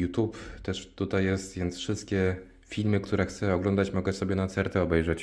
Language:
Polish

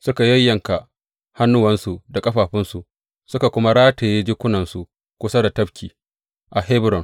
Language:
Hausa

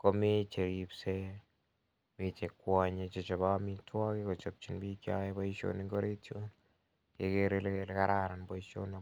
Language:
Kalenjin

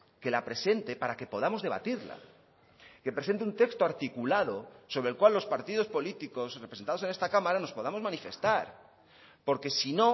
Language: Spanish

